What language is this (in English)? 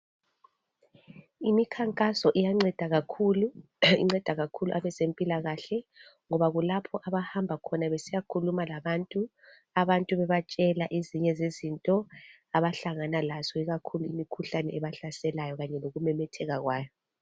North Ndebele